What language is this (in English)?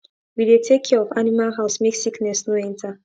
Nigerian Pidgin